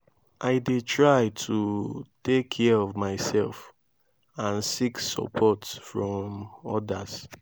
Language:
Nigerian Pidgin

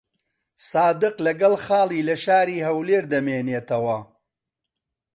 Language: Central Kurdish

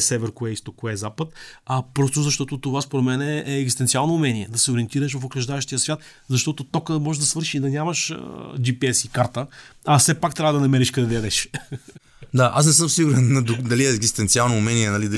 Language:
Bulgarian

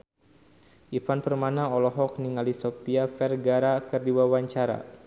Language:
Sundanese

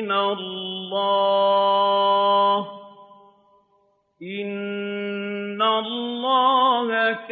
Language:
Arabic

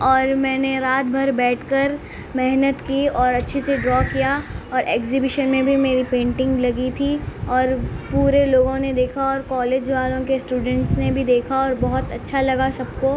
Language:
Urdu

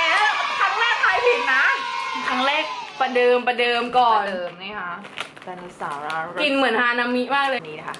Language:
Thai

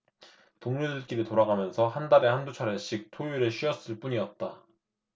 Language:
Korean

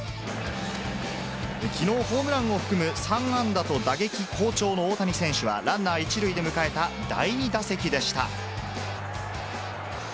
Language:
Japanese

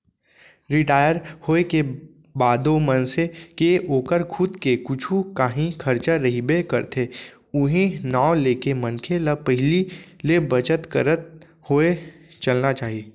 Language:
Chhattisgarhi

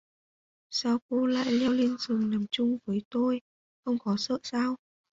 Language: Vietnamese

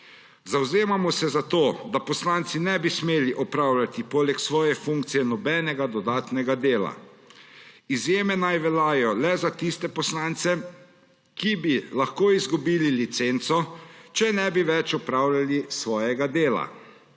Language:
Slovenian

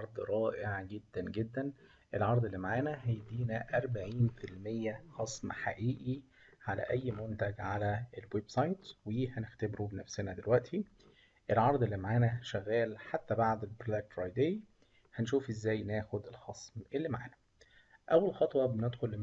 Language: Arabic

